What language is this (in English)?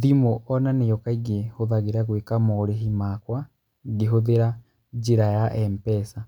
Kikuyu